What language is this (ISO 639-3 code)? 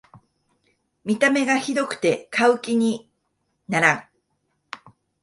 jpn